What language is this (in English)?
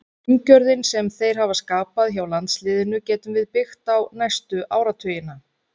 Icelandic